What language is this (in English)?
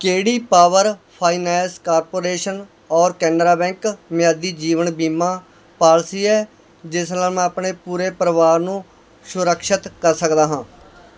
Punjabi